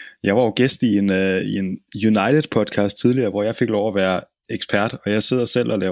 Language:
Danish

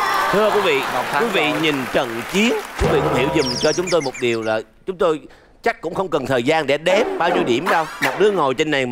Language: Vietnamese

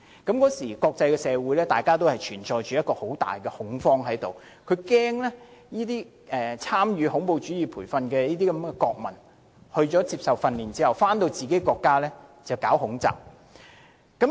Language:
Cantonese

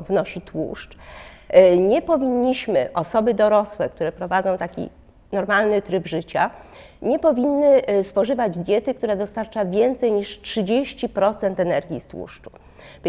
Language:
Polish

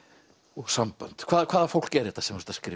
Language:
Icelandic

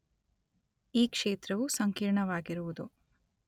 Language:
Kannada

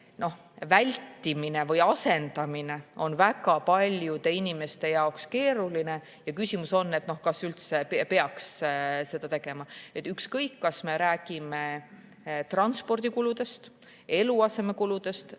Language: Estonian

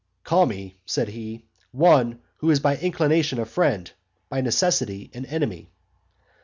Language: English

